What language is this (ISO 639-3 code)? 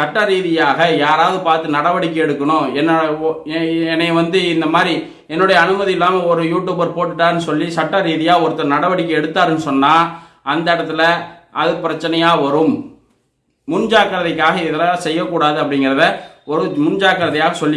ind